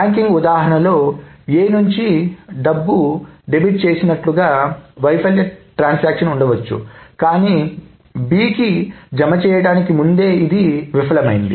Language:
Telugu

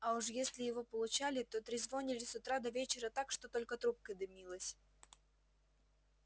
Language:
Russian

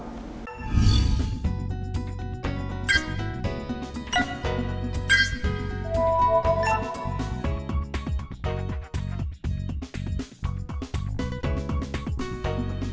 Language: Vietnamese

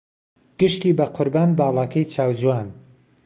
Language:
Central Kurdish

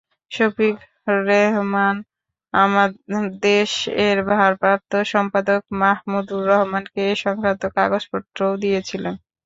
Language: Bangla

